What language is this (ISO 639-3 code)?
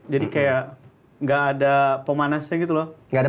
ind